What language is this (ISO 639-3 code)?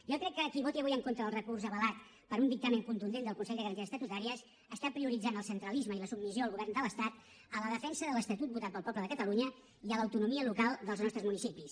cat